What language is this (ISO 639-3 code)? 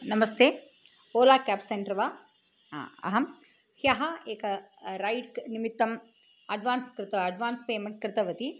san